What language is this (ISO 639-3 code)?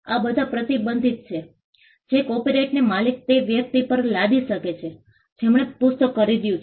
guj